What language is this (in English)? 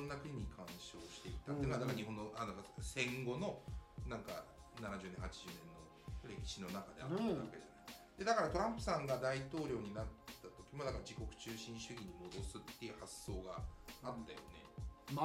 Japanese